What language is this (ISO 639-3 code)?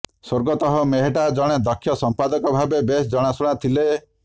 ori